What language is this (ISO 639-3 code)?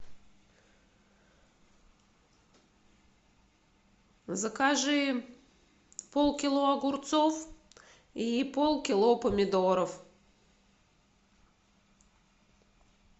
rus